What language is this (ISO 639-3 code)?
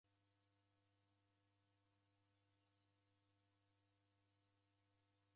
dav